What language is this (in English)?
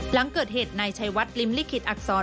Thai